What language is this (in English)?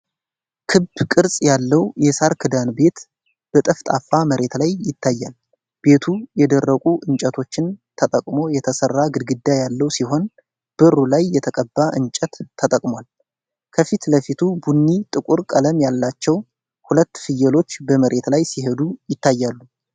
Amharic